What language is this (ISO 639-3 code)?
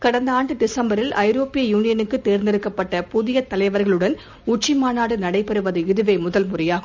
tam